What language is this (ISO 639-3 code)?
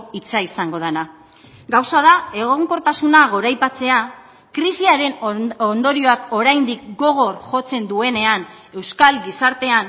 eus